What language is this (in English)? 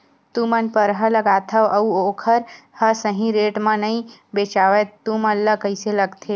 Chhattisgarhi